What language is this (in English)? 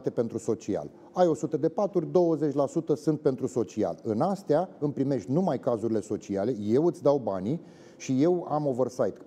Romanian